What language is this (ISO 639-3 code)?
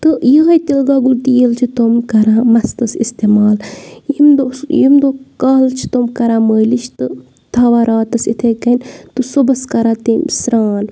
kas